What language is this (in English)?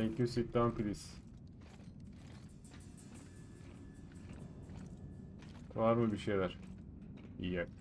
Turkish